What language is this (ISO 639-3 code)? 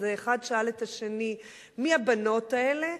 heb